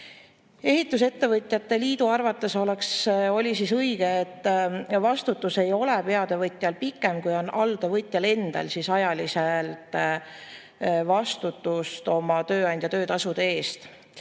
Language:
Estonian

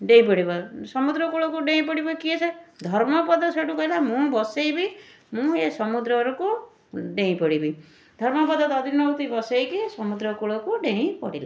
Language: Odia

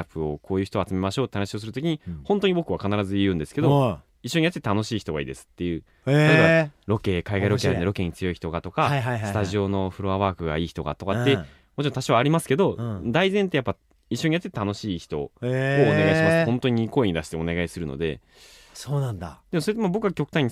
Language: Japanese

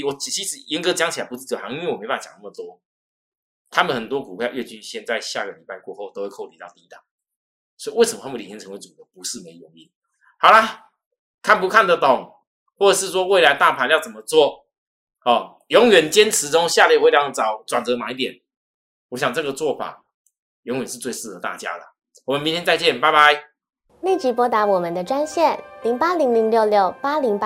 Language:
Chinese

